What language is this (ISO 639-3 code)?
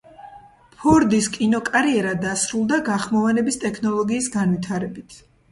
kat